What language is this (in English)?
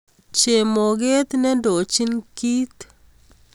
Kalenjin